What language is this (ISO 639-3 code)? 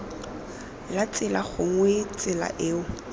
tsn